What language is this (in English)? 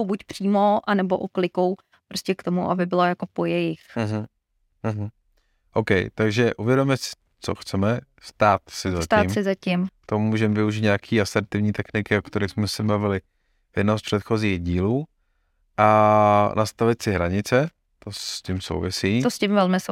Czech